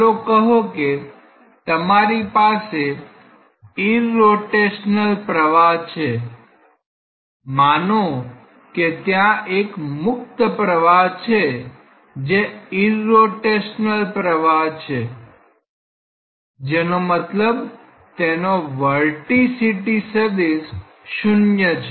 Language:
Gujarati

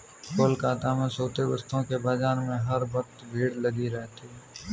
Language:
Hindi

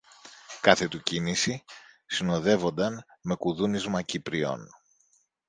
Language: Greek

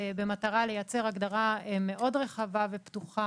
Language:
Hebrew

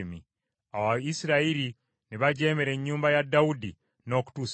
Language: Ganda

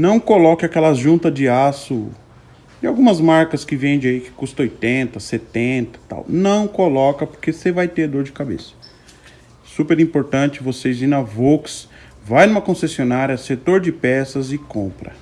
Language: Portuguese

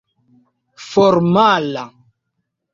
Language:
Esperanto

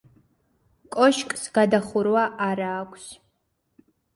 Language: Georgian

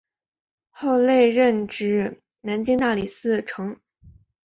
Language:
Chinese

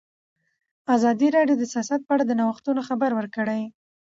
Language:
Pashto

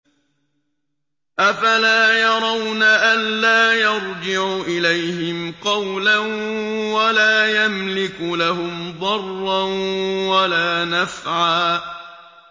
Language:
Arabic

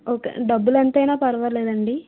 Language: Telugu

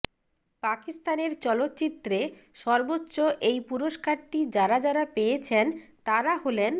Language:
Bangla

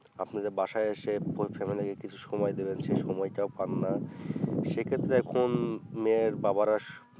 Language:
Bangla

